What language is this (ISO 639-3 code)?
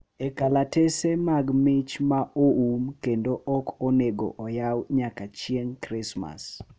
luo